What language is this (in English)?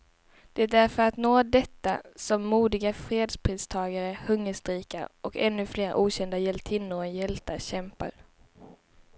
Swedish